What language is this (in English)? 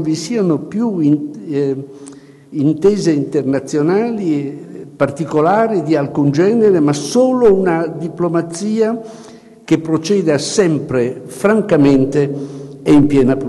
Italian